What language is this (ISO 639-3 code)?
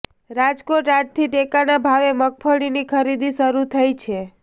guj